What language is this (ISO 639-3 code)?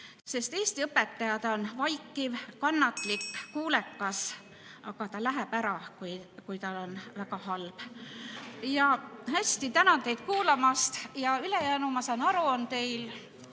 est